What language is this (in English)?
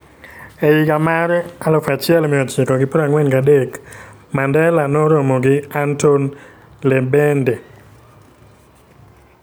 Luo (Kenya and Tanzania)